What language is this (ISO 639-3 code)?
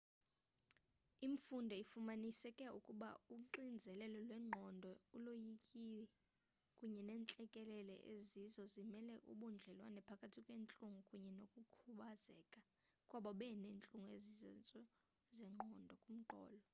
xho